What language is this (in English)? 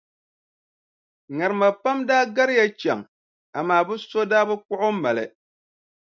Dagbani